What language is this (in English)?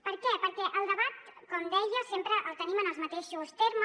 Catalan